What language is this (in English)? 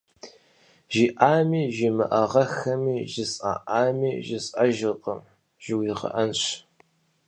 Kabardian